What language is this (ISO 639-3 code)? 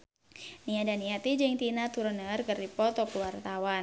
sun